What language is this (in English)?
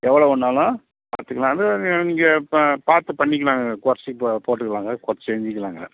Tamil